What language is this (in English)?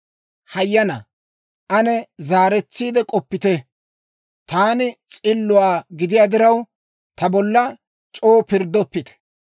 Dawro